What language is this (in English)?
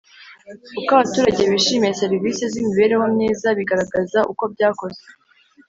Kinyarwanda